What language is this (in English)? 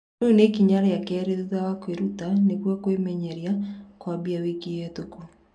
Kikuyu